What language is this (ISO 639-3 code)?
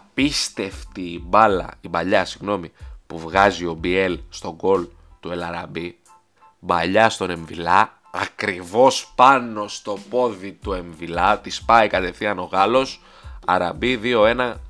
ell